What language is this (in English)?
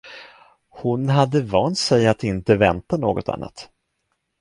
Swedish